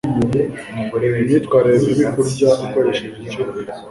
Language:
Kinyarwanda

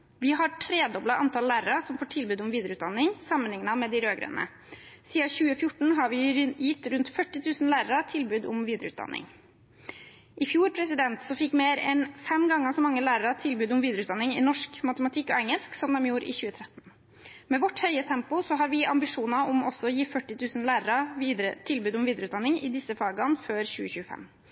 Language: Norwegian Bokmål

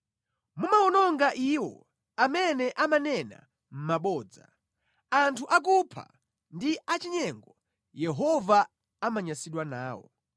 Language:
Nyanja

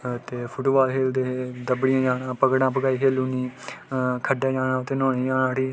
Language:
Dogri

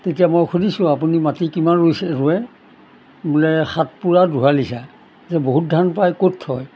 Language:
Assamese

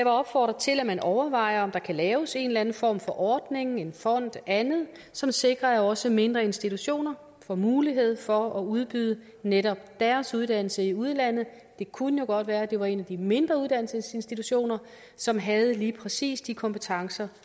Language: Danish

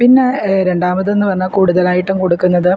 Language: Malayalam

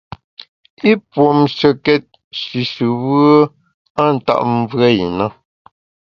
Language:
Bamun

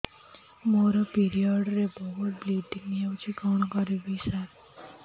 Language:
Odia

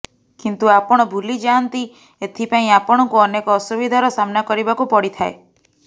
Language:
Odia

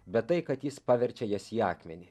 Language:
Lithuanian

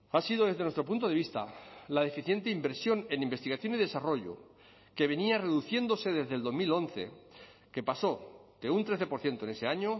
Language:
Spanish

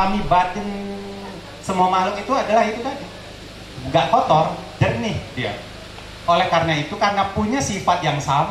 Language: Indonesian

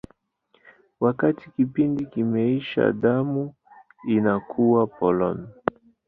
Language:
Swahili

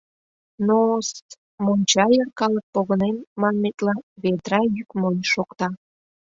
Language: Mari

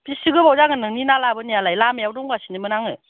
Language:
Bodo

